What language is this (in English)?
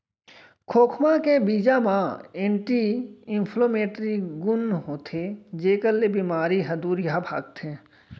Chhattisgarhi